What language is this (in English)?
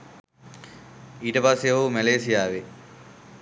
Sinhala